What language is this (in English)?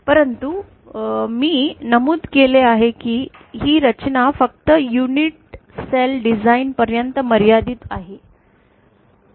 Marathi